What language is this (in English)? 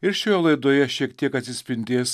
Lithuanian